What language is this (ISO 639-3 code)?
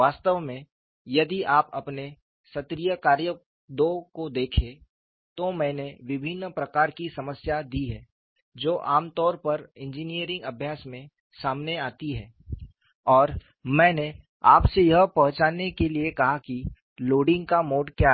hin